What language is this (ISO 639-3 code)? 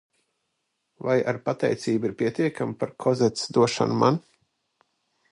lav